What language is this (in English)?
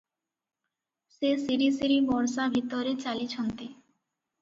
Odia